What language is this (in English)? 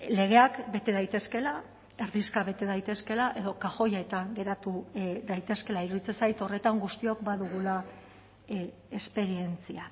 Basque